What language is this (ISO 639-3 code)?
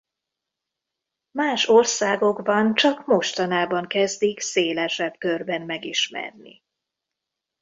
hun